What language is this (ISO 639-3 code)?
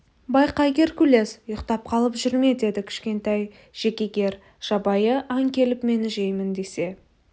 kaz